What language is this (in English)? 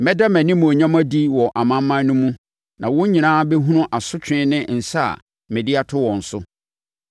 Akan